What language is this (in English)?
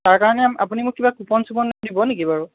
Assamese